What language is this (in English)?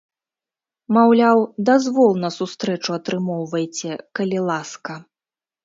Belarusian